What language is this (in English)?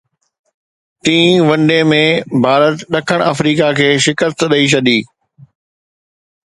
Sindhi